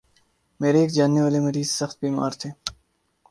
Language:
Urdu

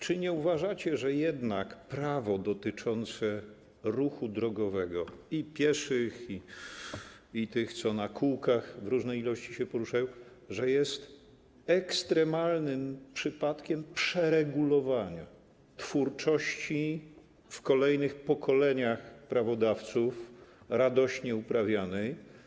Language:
Polish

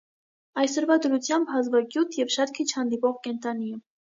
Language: Armenian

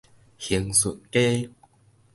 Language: Min Nan Chinese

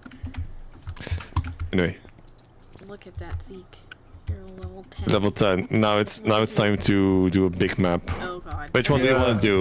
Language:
English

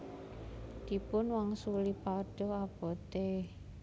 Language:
Javanese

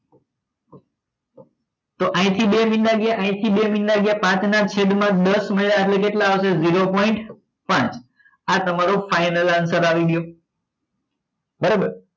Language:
Gujarati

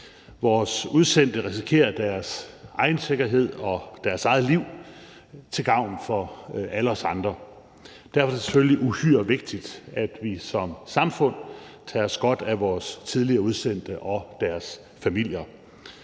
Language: Danish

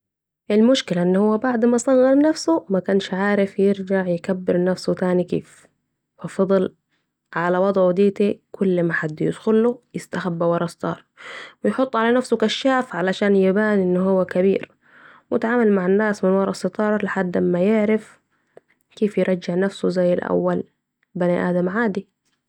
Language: Saidi Arabic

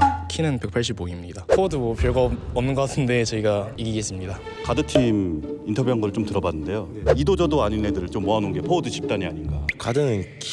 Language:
Korean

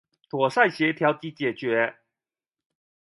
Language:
Chinese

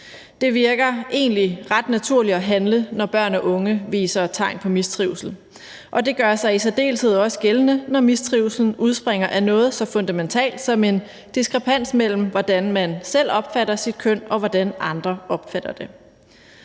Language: Danish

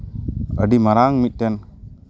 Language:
Santali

